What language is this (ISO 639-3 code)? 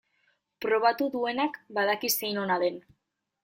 eus